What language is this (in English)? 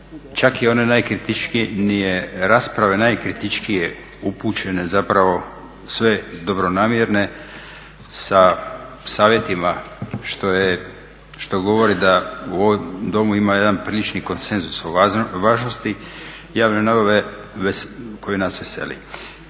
Croatian